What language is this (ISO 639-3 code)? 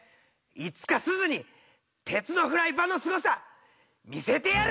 jpn